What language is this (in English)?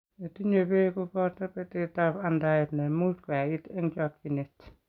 Kalenjin